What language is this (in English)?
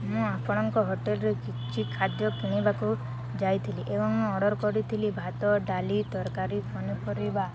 Odia